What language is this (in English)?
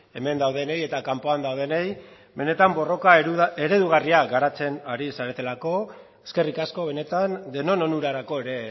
Basque